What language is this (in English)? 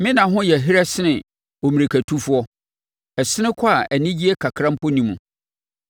Akan